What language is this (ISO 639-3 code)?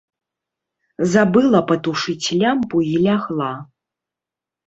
bel